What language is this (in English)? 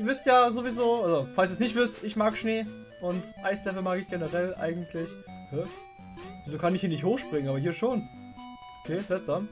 German